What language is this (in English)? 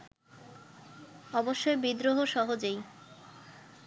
Bangla